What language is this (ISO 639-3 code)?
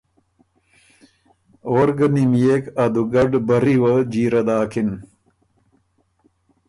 oru